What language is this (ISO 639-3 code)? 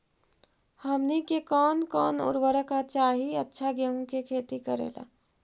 mag